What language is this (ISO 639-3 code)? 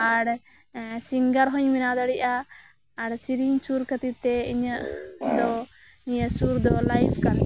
sat